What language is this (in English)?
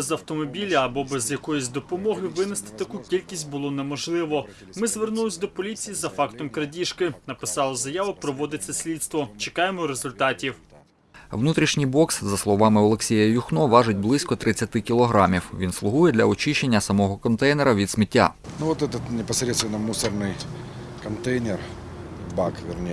Ukrainian